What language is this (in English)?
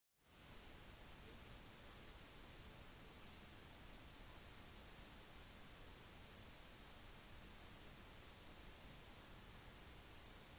Norwegian Bokmål